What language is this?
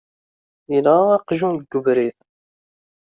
Kabyle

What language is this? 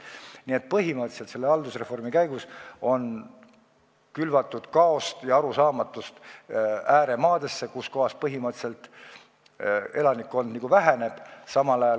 Estonian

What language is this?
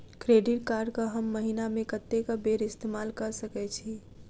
Maithili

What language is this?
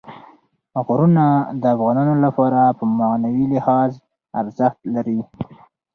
Pashto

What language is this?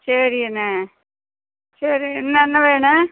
Tamil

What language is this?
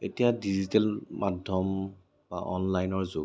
Assamese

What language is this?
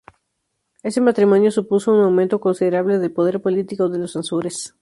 Spanish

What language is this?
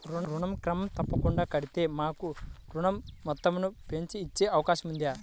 Telugu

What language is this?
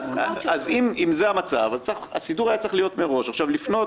Hebrew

